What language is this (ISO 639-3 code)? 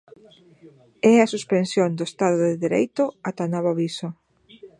glg